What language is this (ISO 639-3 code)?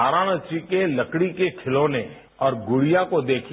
hin